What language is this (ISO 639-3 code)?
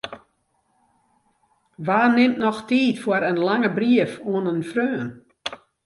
fry